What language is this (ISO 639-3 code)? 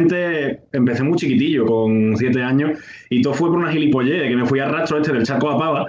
spa